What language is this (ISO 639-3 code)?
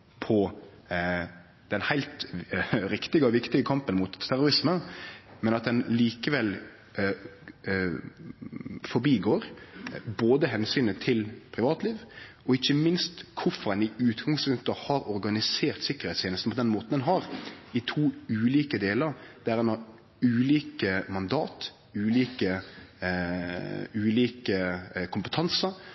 nno